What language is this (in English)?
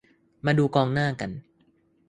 Thai